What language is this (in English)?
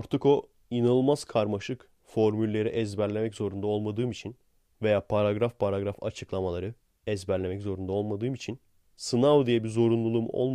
Turkish